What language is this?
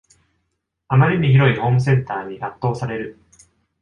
Japanese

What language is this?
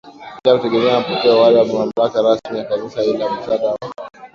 Swahili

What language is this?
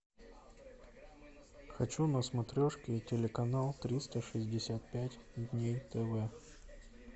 Russian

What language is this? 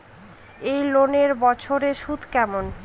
Bangla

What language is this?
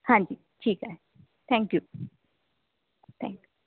Punjabi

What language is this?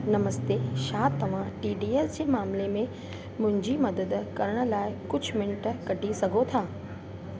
Sindhi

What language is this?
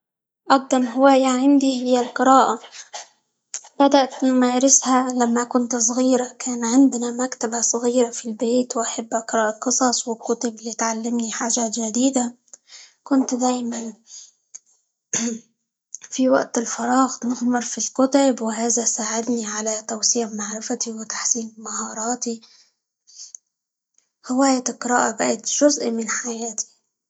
Libyan Arabic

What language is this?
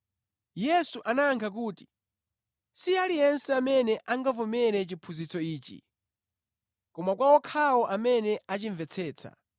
Nyanja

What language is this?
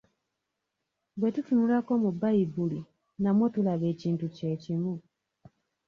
Ganda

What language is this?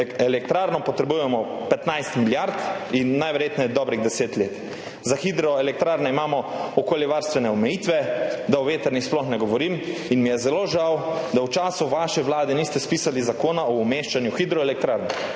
Slovenian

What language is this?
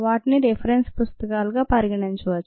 Telugu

